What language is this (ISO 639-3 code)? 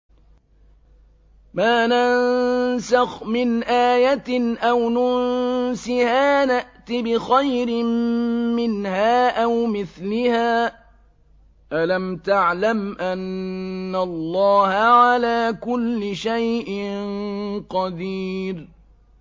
ara